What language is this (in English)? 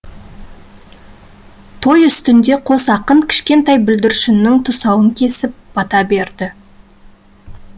Kazakh